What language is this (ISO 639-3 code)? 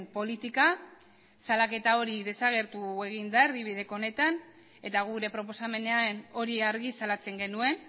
eus